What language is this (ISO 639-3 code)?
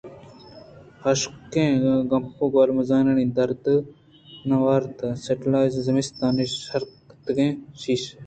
bgp